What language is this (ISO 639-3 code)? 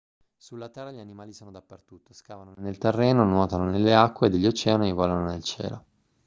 ita